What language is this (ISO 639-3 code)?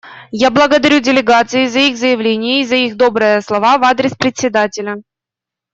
rus